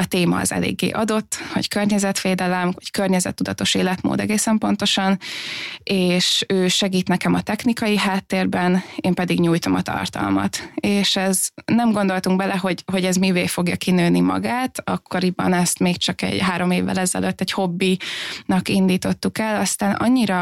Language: Hungarian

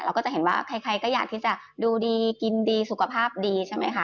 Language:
Thai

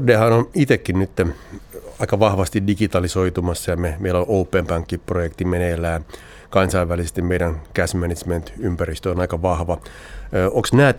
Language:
Finnish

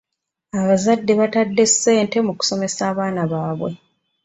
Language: Ganda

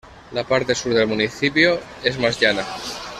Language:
Spanish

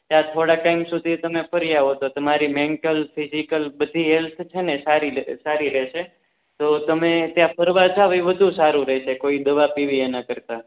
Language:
Gujarati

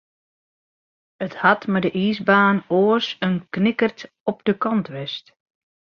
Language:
Western Frisian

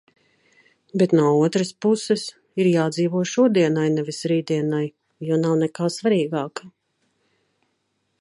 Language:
Latvian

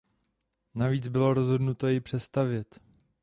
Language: Czech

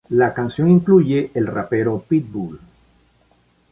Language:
Spanish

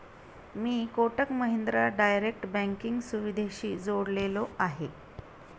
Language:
Marathi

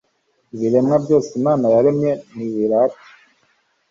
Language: Kinyarwanda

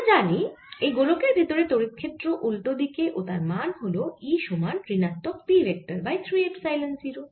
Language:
Bangla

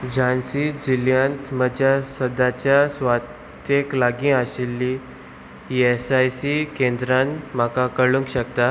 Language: Konkani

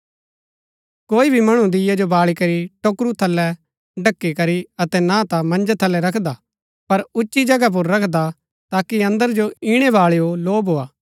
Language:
Gaddi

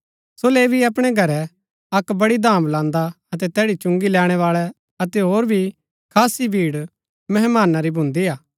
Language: Gaddi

